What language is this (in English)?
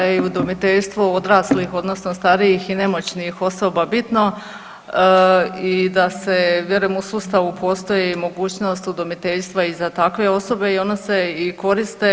Croatian